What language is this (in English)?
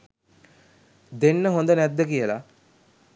Sinhala